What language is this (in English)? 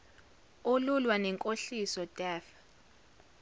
Zulu